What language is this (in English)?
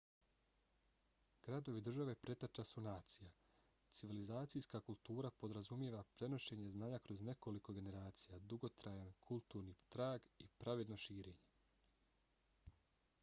Bosnian